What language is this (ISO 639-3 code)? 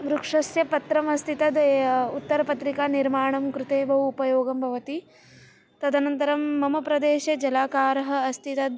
san